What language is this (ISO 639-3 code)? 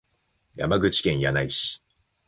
jpn